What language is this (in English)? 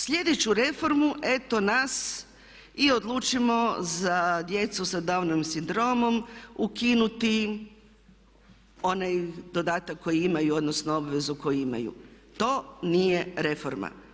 Croatian